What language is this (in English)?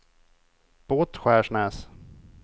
Swedish